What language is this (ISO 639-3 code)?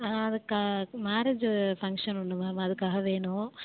tam